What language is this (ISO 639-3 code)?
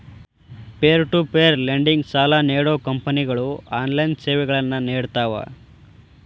kan